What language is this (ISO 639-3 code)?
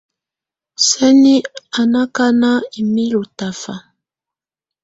tvu